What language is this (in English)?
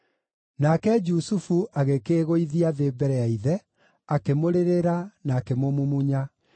Kikuyu